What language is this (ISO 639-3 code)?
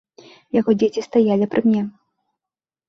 bel